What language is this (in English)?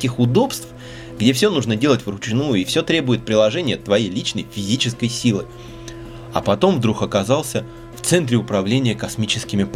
Russian